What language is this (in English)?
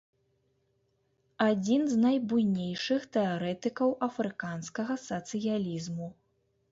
Belarusian